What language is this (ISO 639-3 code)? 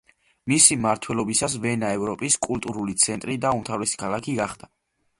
kat